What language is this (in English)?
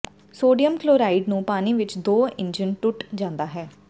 Punjabi